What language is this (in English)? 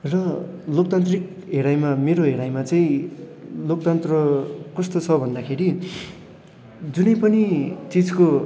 Nepali